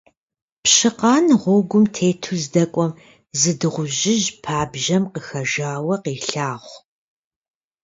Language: Kabardian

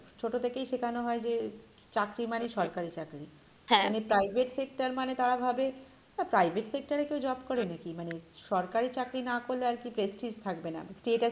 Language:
Bangla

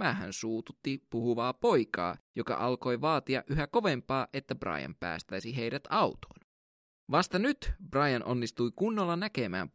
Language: Finnish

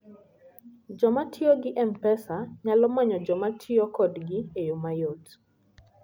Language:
Luo (Kenya and Tanzania)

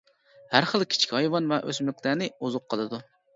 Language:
Uyghur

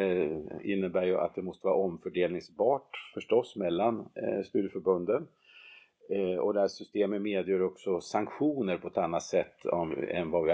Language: Swedish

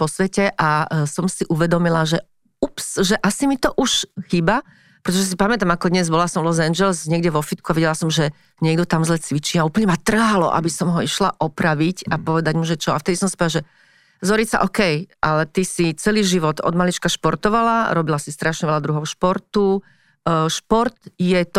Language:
Slovak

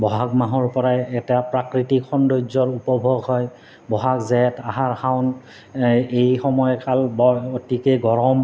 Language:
Assamese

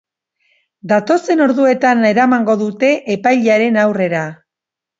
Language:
Basque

